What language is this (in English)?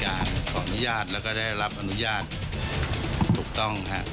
Thai